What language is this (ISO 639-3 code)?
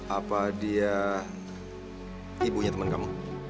ind